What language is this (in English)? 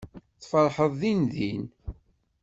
Kabyle